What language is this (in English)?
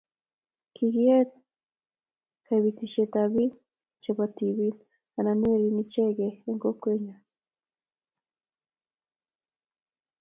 Kalenjin